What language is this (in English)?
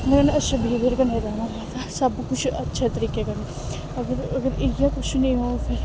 Dogri